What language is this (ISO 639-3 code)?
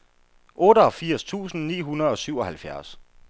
dan